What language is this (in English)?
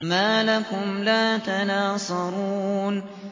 Arabic